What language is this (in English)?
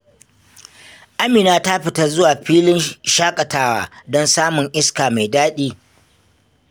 Hausa